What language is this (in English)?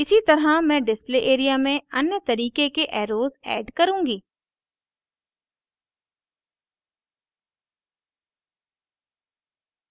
Hindi